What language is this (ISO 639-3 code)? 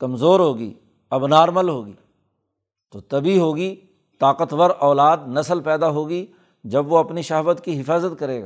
urd